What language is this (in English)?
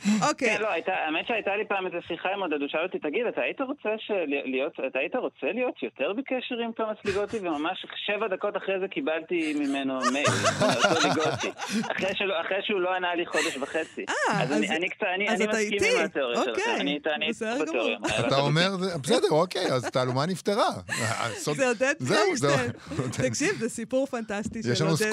Hebrew